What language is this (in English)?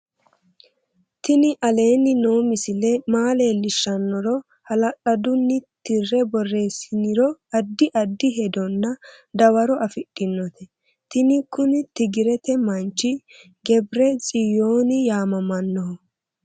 Sidamo